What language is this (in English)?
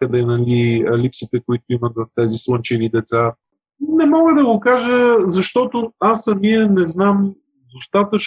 Bulgarian